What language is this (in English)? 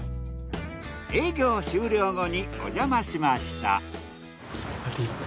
Japanese